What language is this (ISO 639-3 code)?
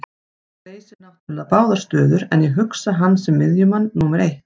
isl